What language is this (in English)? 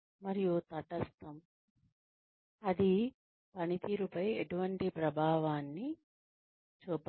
Telugu